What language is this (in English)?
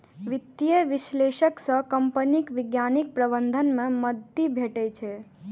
Maithili